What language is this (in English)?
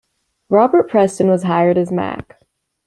English